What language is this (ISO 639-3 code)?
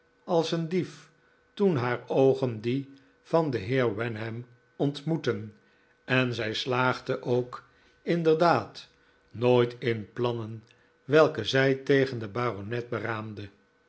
nld